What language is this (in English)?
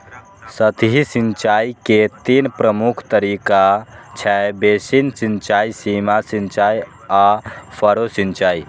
Maithili